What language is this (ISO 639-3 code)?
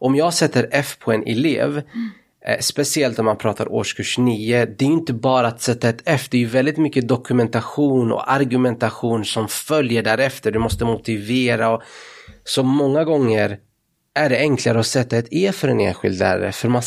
swe